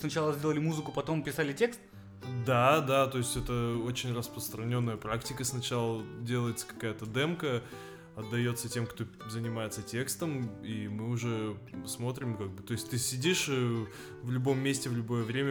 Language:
Russian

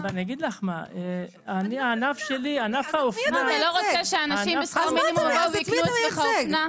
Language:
Hebrew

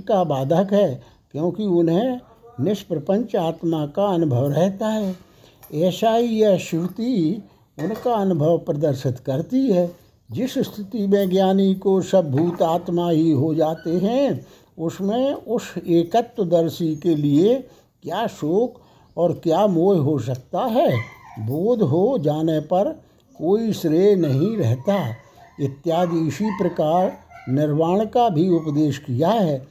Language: Hindi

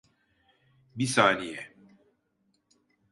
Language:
Turkish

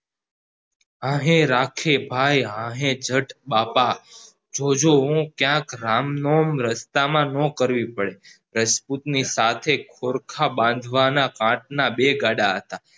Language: Gujarati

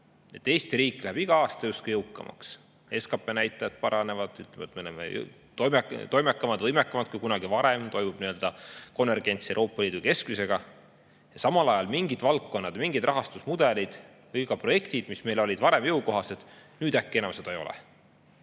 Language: Estonian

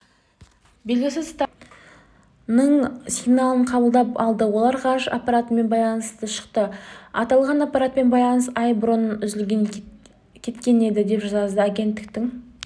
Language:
Kazakh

